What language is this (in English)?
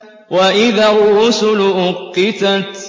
Arabic